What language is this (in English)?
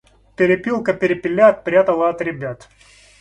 Russian